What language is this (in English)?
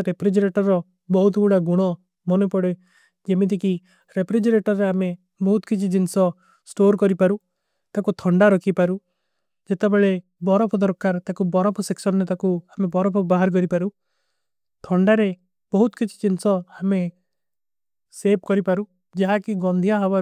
Kui (India)